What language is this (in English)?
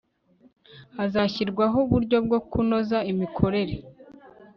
Kinyarwanda